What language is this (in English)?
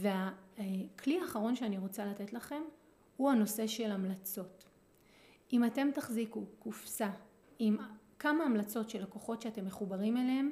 Hebrew